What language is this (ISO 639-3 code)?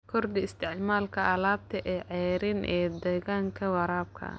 som